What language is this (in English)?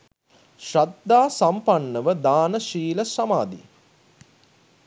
Sinhala